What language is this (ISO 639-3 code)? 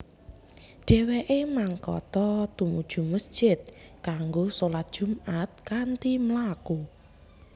jav